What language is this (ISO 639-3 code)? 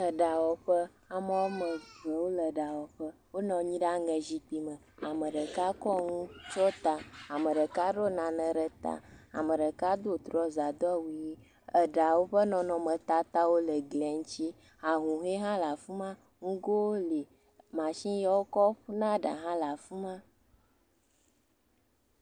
ewe